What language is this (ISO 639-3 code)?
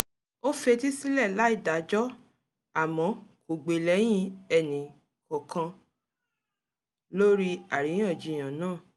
yor